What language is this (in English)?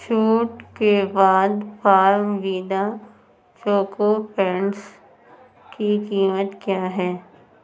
Urdu